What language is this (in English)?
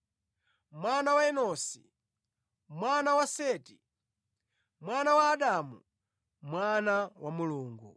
Nyanja